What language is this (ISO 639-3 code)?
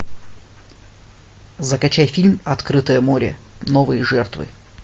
rus